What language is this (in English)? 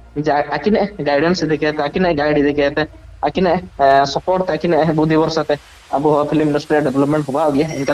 Indonesian